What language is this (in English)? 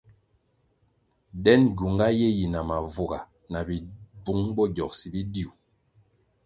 Kwasio